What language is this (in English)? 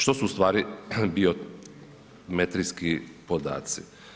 Croatian